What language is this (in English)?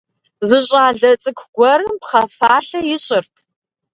Kabardian